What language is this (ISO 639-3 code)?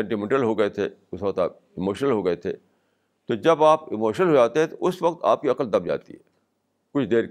urd